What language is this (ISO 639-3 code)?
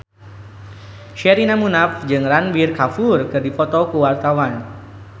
sun